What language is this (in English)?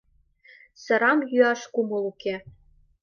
Mari